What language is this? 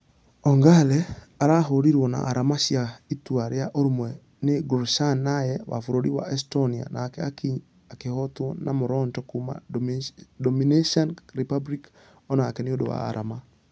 Kikuyu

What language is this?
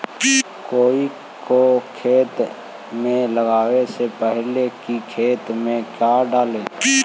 Magahi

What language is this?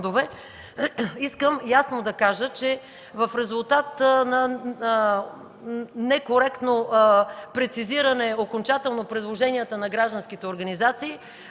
Bulgarian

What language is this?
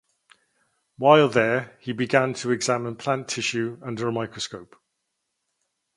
English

